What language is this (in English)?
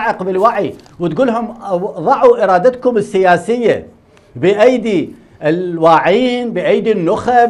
Arabic